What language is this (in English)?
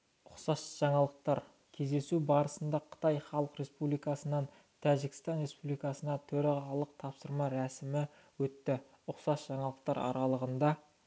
Kazakh